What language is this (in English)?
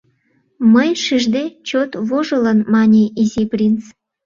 Mari